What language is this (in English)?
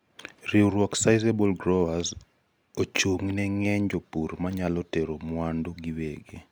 Luo (Kenya and Tanzania)